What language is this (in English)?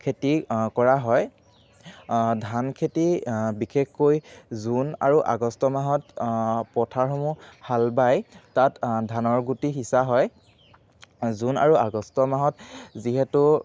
Assamese